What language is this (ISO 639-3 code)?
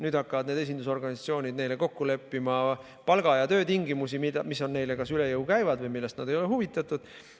est